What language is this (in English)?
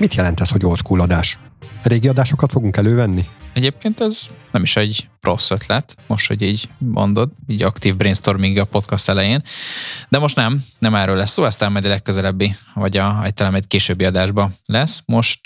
Hungarian